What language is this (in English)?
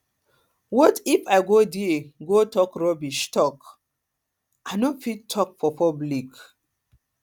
Nigerian Pidgin